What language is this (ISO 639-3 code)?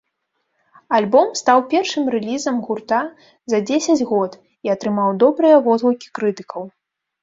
bel